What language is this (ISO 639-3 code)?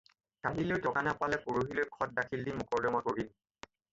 asm